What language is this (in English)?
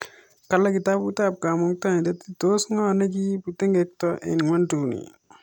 Kalenjin